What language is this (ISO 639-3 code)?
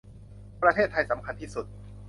tha